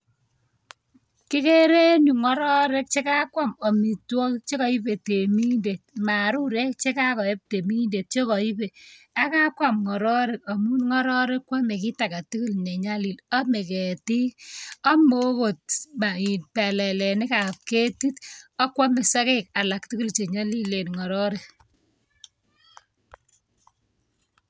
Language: Kalenjin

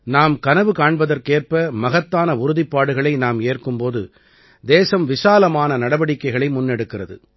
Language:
Tamil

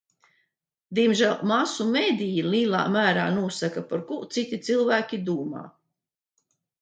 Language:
Latvian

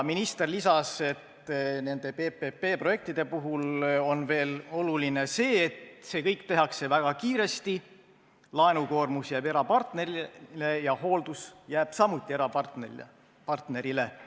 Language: Estonian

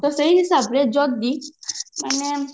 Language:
Odia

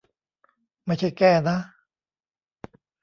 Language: Thai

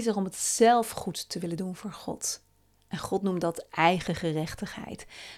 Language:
Dutch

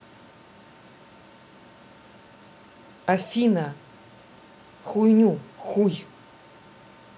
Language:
Russian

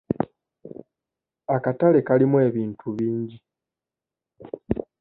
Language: Ganda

